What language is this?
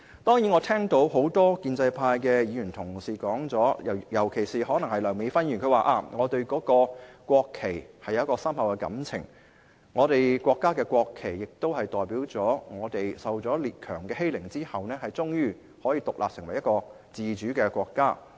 Cantonese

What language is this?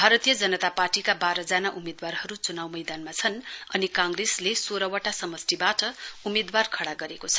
Nepali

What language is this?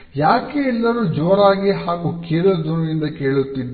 Kannada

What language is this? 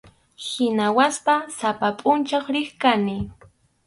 Arequipa-La Unión Quechua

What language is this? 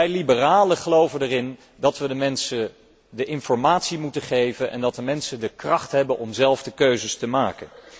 Dutch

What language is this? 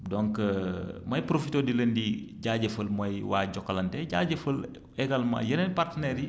Wolof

